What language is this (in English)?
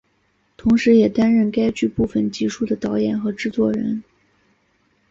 Chinese